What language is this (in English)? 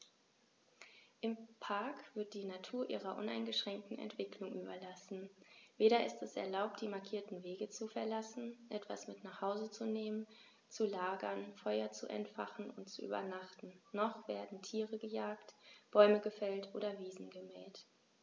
German